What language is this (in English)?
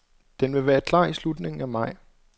Danish